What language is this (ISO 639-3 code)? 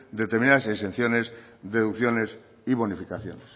spa